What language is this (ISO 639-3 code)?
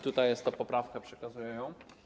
pol